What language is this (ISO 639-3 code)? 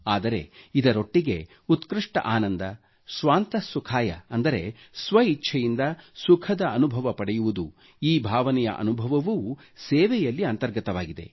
kan